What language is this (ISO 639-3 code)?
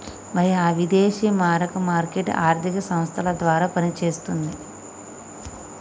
tel